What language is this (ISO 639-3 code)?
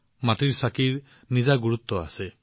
asm